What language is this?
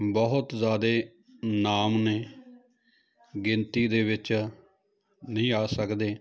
Punjabi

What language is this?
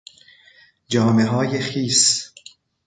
Persian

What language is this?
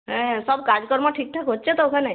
Bangla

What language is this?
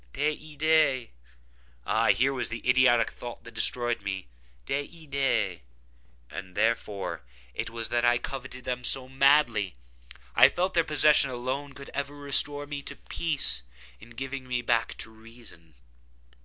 English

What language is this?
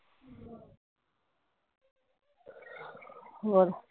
Punjabi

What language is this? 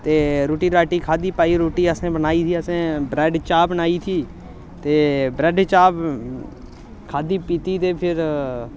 Dogri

